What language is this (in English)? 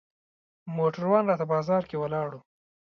Pashto